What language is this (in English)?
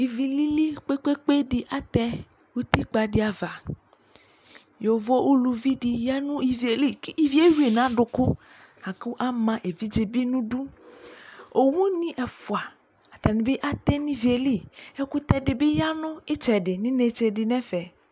Ikposo